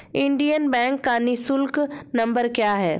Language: Hindi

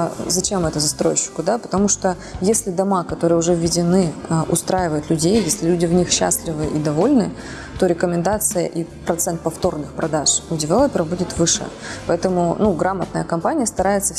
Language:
Russian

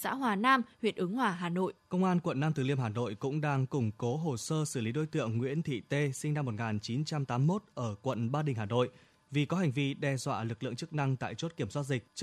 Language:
Vietnamese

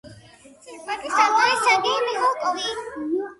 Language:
Georgian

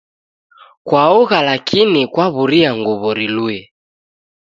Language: Taita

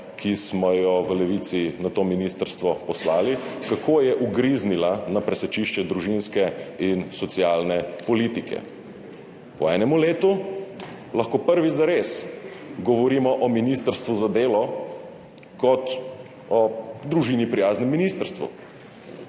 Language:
Slovenian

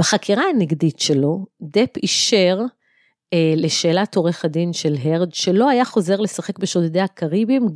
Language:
Hebrew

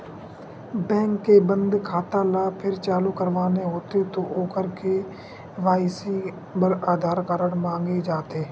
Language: Chhattisgarhi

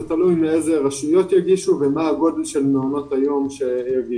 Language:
Hebrew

